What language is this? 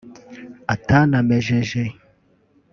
Kinyarwanda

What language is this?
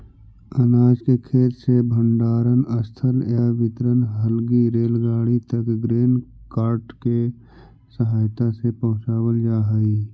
Magahi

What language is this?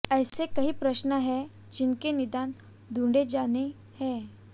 Hindi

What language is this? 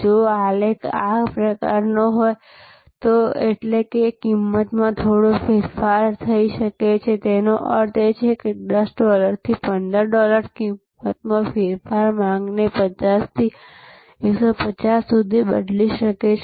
Gujarati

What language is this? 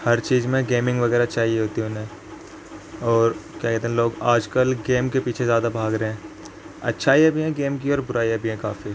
Urdu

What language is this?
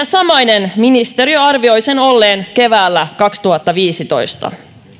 Finnish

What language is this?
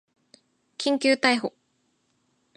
Japanese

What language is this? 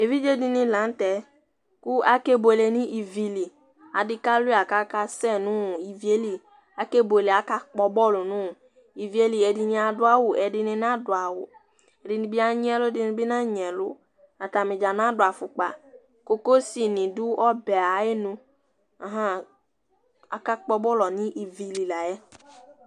Ikposo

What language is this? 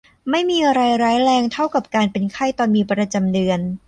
Thai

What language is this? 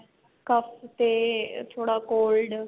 Punjabi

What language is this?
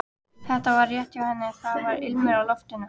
Icelandic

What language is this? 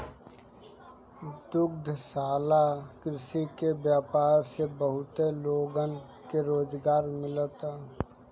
Bhojpuri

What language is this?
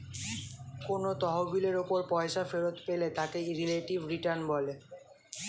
Bangla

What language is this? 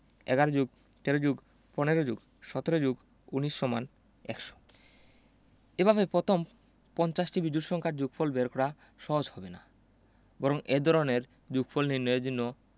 Bangla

